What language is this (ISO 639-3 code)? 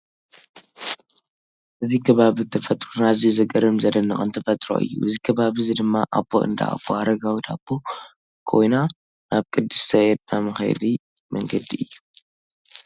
tir